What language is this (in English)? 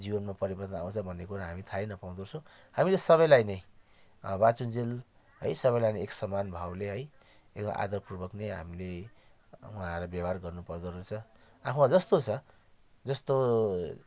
Nepali